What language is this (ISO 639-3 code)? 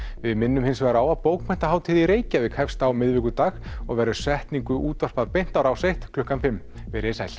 isl